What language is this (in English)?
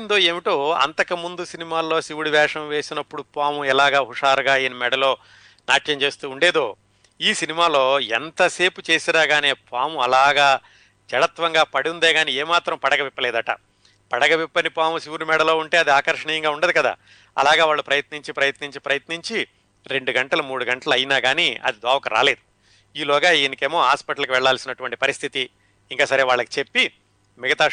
Telugu